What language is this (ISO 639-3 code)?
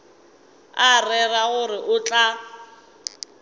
nso